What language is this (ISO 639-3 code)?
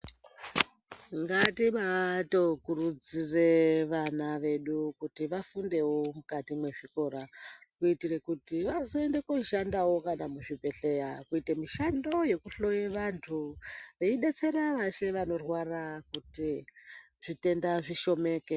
ndc